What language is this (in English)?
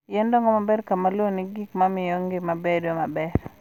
Luo (Kenya and Tanzania)